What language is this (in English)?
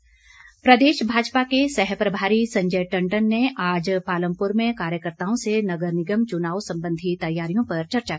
Hindi